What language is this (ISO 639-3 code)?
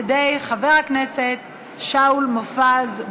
heb